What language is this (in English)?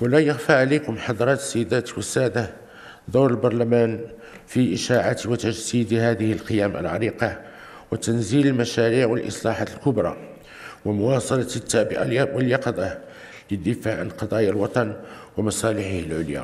Arabic